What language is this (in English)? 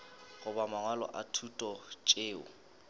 Northern Sotho